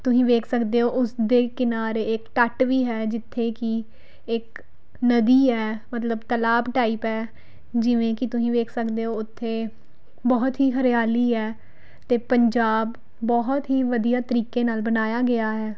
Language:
Punjabi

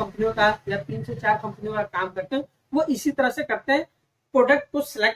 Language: Hindi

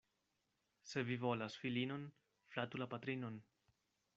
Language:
Esperanto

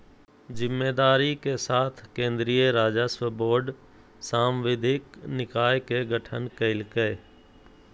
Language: Magahi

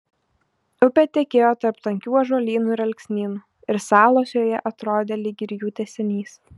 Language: Lithuanian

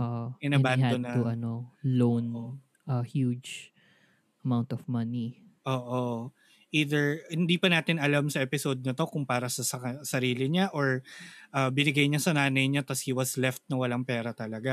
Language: Filipino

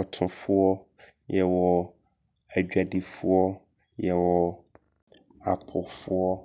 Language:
Abron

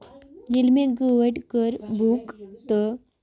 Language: Kashmiri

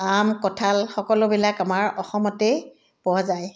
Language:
Assamese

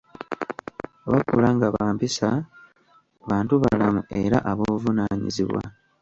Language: Ganda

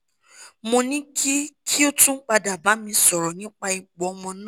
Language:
Yoruba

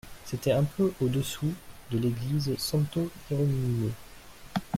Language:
French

